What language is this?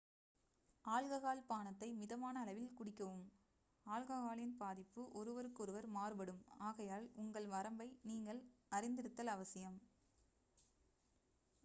Tamil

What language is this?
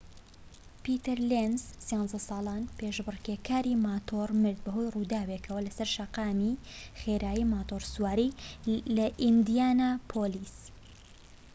Central Kurdish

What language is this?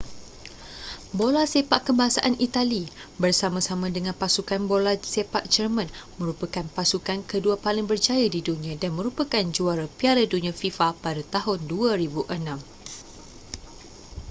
Malay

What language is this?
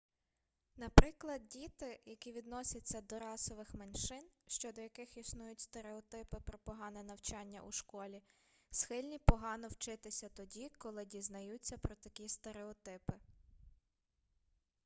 Ukrainian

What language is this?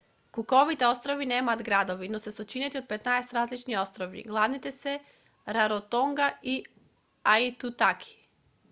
Macedonian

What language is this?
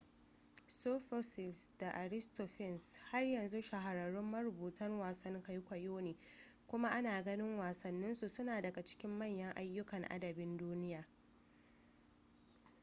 Hausa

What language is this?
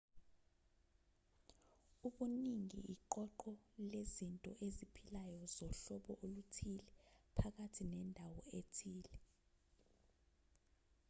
Zulu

